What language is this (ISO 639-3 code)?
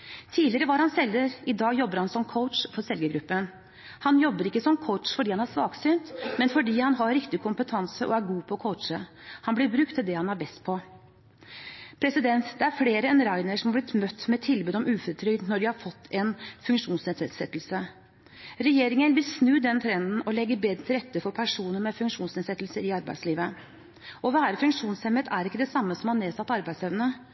nob